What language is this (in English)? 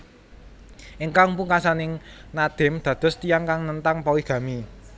Javanese